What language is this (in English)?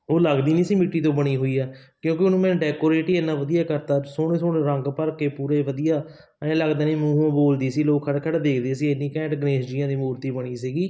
Punjabi